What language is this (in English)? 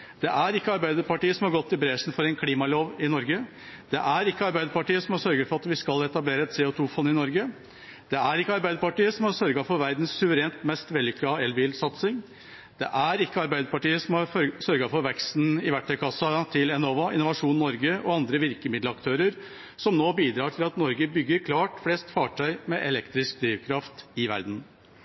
Norwegian Bokmål